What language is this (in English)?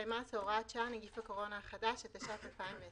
Hebrew